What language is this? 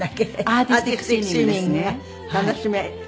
Japanese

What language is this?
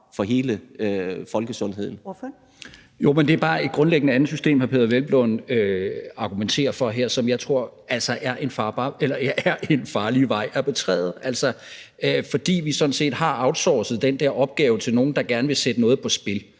Danish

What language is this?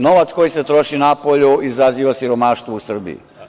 Serbian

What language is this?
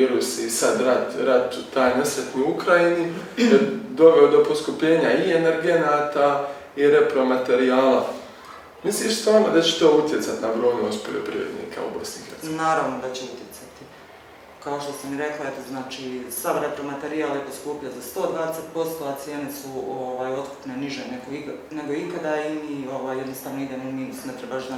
Croatian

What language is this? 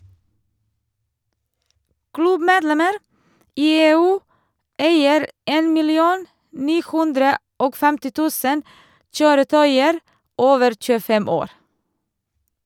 Norwegian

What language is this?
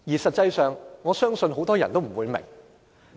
Cantonese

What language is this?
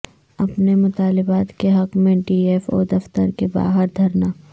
Urdu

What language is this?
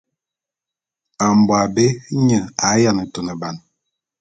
Bulu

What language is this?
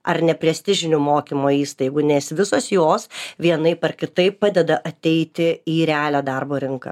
Lithuanian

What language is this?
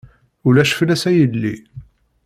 Kabyle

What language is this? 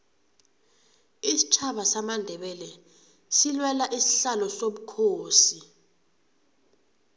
South Ndebele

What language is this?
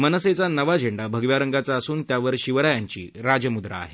Marathi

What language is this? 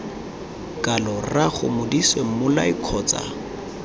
Tswana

